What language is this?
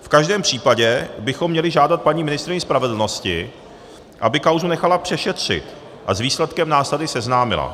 Czech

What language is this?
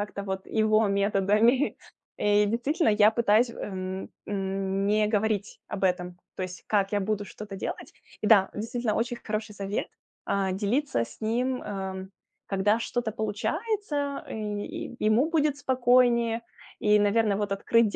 Russian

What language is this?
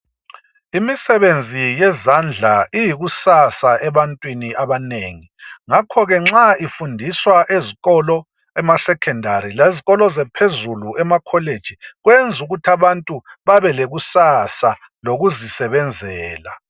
North Ndebele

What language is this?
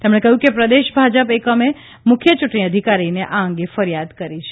Gujarati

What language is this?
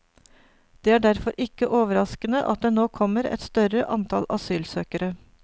Norwegian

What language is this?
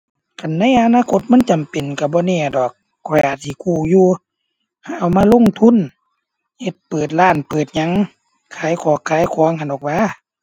Thai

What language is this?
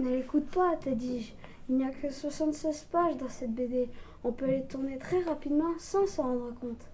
French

